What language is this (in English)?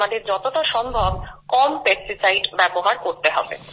Bangla